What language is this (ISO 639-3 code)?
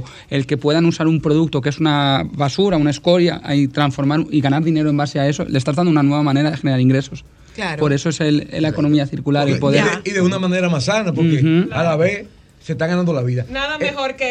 spa